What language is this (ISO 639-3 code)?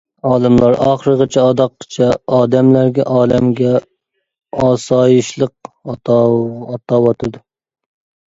uig